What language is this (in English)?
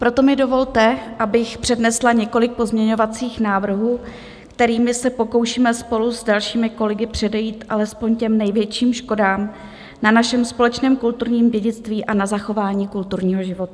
Czech